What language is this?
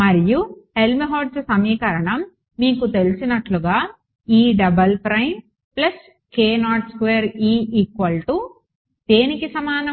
Telugu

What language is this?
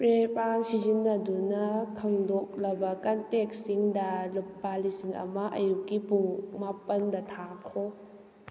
Manipuri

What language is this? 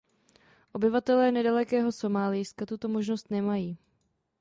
Czech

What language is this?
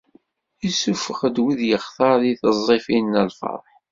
Kabyle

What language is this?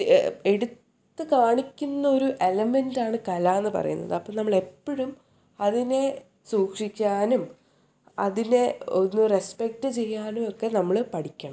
Malayalam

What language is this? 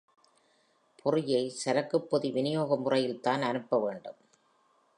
Tamil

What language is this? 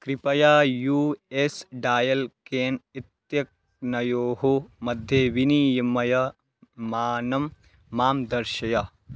Sanskrit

